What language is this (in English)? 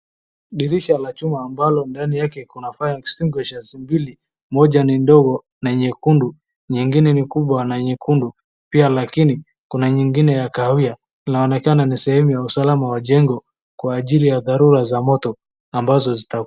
Swahili